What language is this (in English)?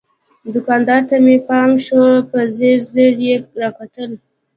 Pashto